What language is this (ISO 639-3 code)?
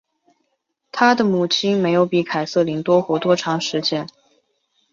zho